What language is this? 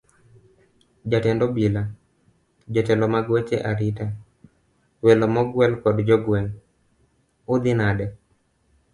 Luo (Kenya and Tanzania)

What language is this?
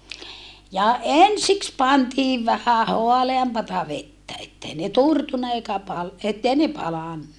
Finnish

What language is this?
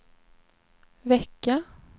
Swedish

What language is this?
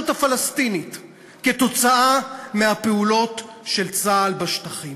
Hebrew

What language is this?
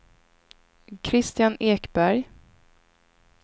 Swedish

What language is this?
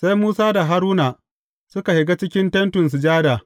Hausa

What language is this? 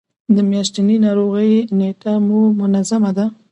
Pashto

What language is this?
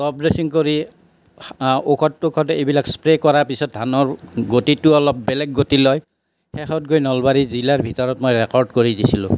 Assamese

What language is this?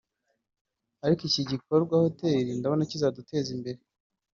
Kinyarwanda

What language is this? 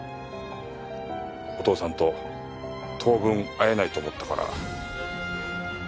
Japanese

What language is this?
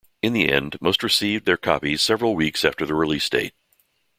English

